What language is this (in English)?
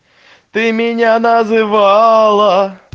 Russian